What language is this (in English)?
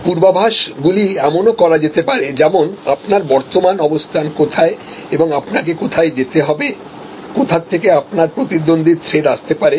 Bangla